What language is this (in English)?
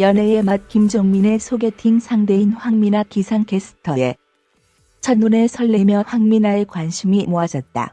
Korean